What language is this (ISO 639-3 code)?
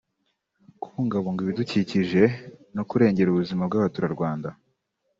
kin